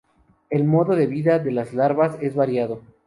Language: Spanish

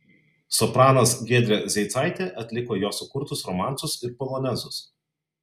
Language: Lithuanian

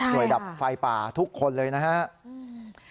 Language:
Thai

